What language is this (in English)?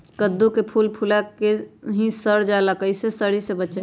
Magahi